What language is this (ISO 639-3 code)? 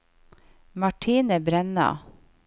nor